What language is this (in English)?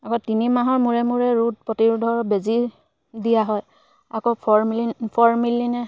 Assamese